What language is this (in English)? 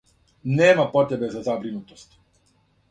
Serbian